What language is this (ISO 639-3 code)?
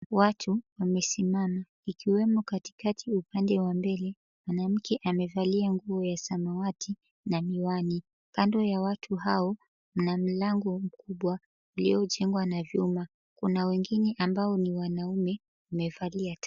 swa